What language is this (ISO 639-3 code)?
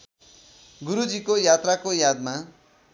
nep